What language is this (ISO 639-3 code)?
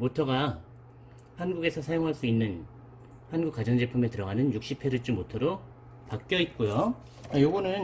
kor